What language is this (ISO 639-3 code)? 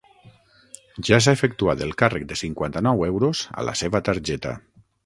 cat